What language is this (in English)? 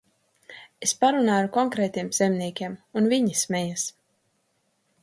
Latvian